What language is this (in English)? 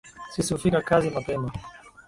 Swahili